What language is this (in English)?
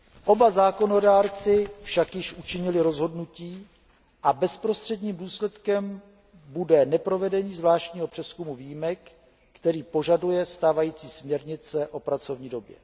Czech